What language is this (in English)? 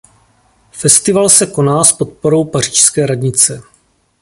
Czech